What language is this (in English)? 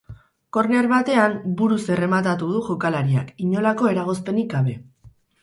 Basque